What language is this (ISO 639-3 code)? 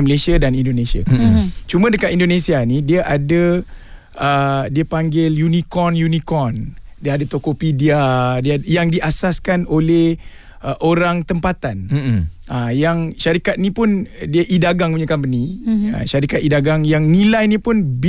msa